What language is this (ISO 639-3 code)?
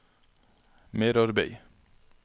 nor